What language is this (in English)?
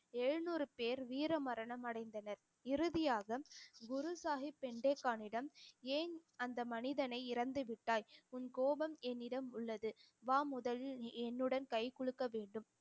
Tamil